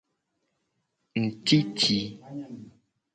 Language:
Gen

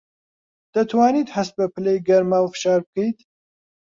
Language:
Central Kurdish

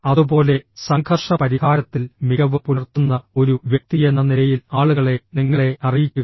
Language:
Malayalam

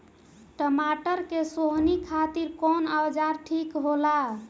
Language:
Bhojpuri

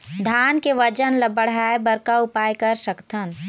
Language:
Chhattisgarhi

